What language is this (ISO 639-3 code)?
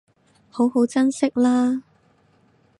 yue